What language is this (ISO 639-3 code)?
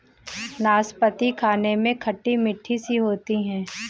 hin